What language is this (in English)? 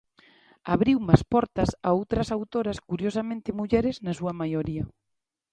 Galician